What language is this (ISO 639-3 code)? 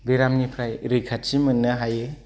brx